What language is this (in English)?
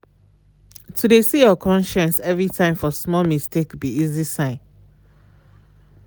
Nigerian Pidgin